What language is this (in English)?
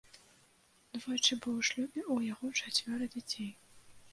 Belarusian